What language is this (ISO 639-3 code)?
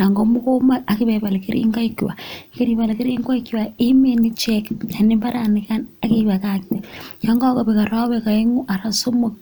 kln